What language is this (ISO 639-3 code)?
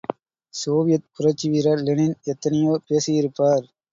tam